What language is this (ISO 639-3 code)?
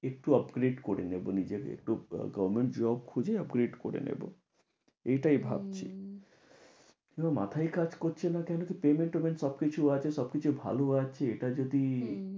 ben